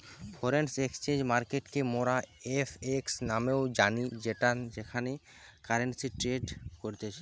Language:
Bangla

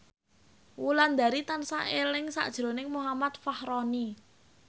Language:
Javanese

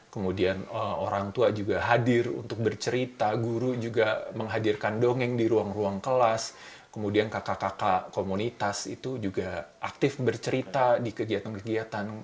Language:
Indonesian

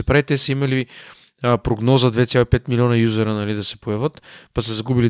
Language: Bulgarian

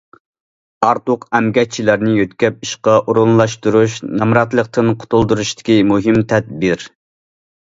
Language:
Uyghur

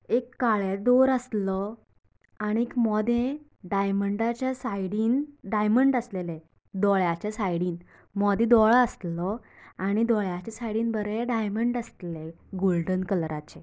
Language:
Konkani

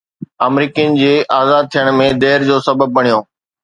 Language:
Sindhi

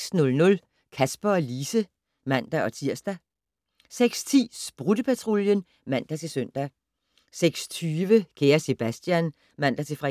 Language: Danish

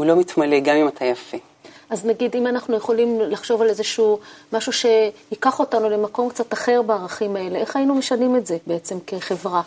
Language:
Hebrew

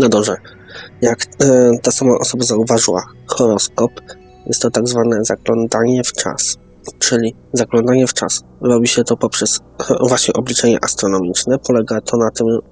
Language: Polish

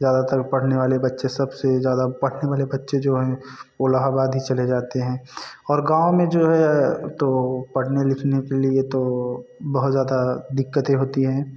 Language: Hindi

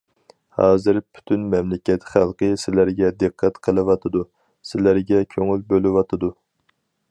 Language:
Uyghur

